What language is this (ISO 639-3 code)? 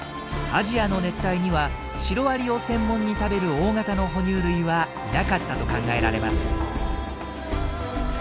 jpn